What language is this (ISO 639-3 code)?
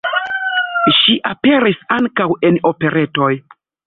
epo